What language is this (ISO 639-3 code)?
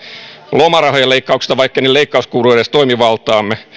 fin